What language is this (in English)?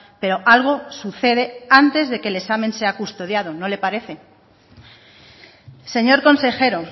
Spanish